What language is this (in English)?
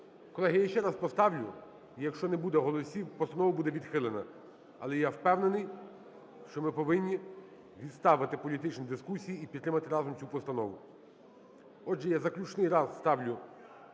Ukrainian